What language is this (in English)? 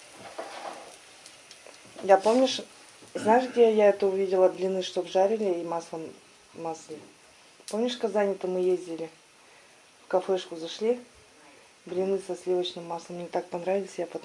Russian